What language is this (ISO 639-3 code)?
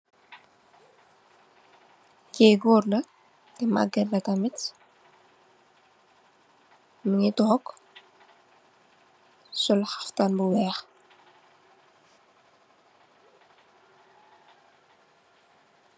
wol